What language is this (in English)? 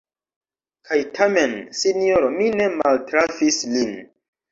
Esperanto